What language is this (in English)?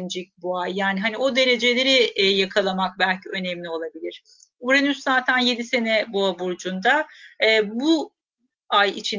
Turkish